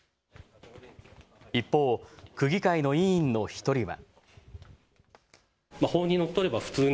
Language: Japanese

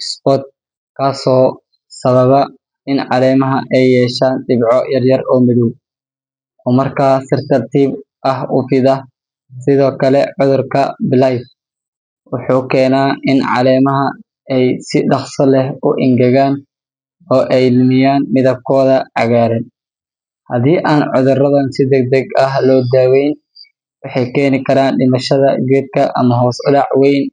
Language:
Somali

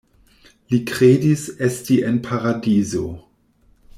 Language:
Esperanto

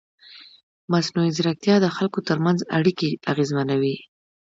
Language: Pashto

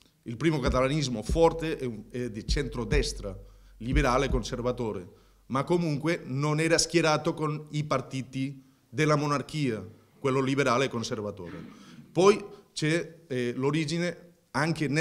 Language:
Italian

